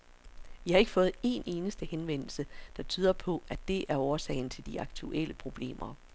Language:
Danish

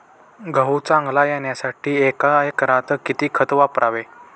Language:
Marathi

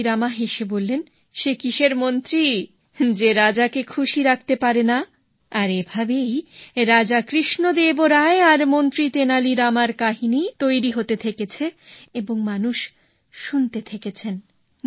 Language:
Bangla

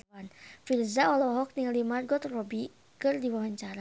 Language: Sundanese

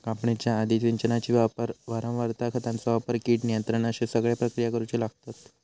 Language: Marathi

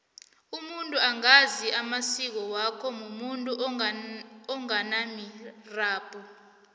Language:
South Ndebele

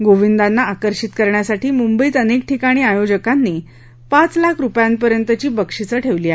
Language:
Marathi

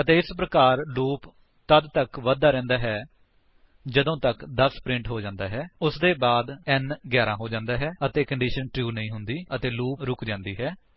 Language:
Punjabi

